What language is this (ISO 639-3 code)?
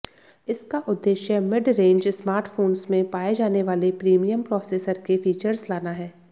hin